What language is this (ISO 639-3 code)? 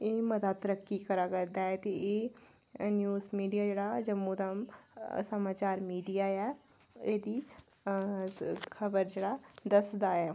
doi